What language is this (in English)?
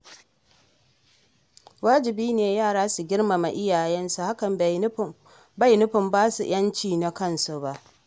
Hausa